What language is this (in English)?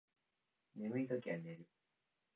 Japanese